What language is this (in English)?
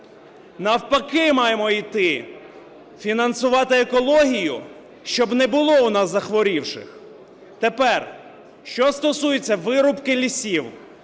Ukrainian